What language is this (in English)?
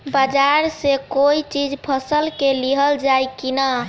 Bhojpuri